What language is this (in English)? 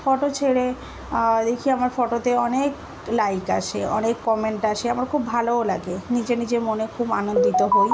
Bangla